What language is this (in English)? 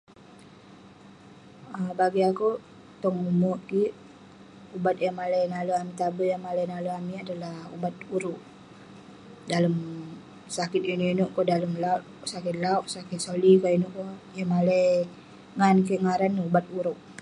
Western Penan